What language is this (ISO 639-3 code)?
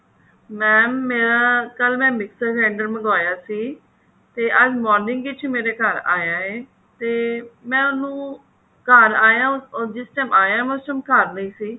pan